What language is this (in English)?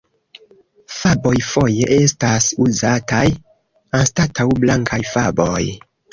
Esperanto